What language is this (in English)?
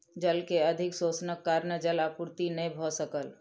Maithili